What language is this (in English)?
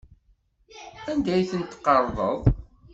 Kabyle